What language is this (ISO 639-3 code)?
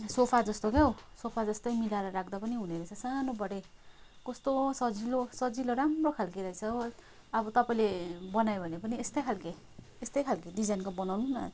nep